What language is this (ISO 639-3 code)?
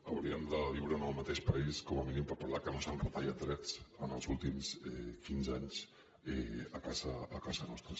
cat